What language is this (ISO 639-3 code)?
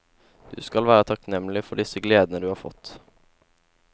nor